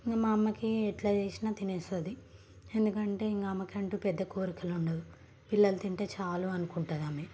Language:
Telugu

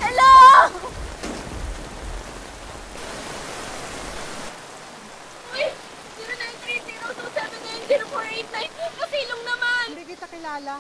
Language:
Filipino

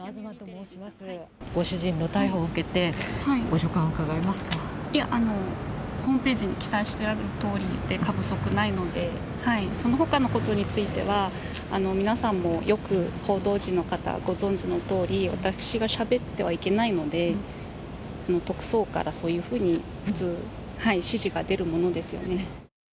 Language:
Japanese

